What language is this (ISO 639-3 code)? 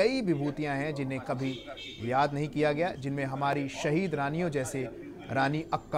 hin